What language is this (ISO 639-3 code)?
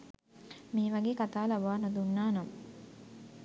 sin